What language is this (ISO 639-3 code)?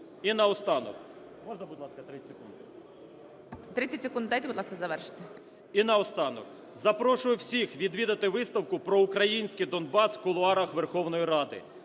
ukr